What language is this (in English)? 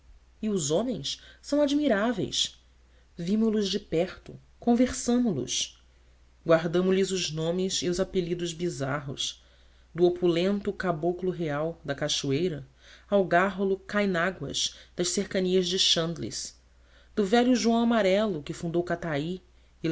Portuguese